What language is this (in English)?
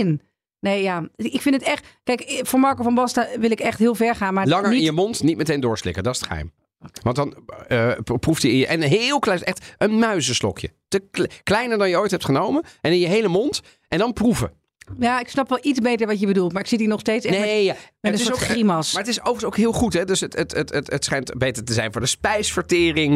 Dutch